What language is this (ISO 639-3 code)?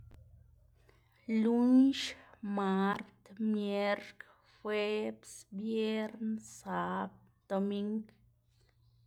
ztg